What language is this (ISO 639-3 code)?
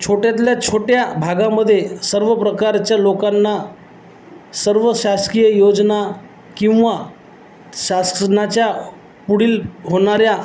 mar